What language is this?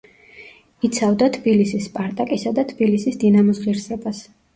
Georgian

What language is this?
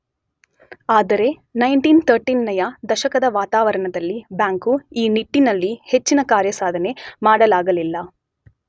Kannada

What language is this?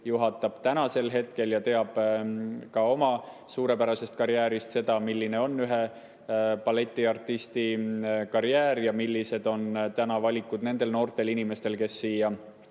Estonian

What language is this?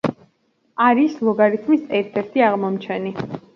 Georgian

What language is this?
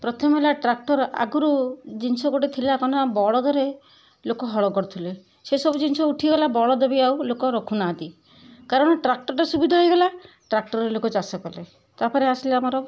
Odia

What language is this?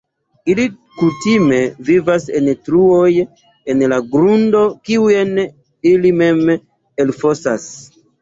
Esperanto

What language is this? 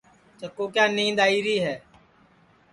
Sansi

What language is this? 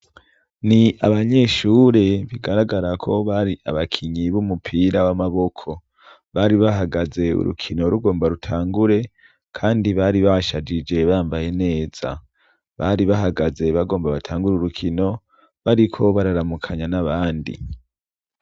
Rundi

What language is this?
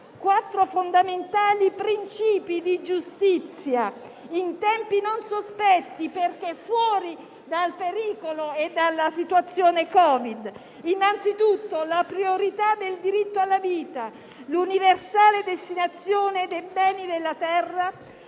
Italian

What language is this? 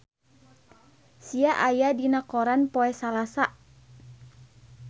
Sundanese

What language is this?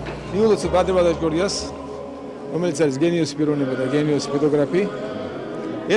Bulgarian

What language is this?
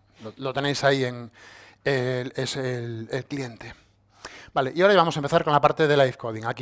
Spanish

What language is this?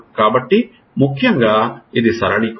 Telugu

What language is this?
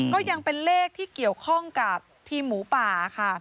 Thai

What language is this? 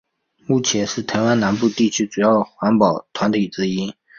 Chinese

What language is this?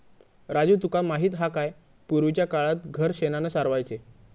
Marathi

